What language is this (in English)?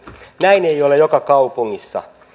Finnish